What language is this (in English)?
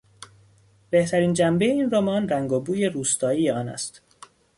Persian